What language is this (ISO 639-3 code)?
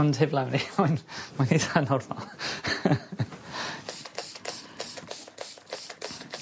cym